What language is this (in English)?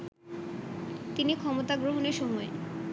Bangla